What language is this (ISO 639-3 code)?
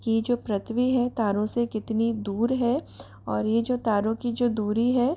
hin